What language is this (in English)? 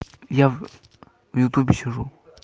Russian